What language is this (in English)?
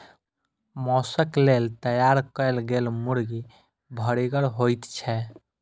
Maithili